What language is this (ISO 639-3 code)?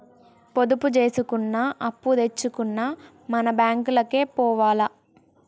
tel